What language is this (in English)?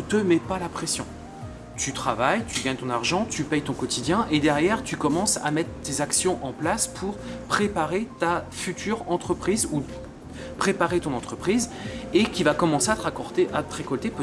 French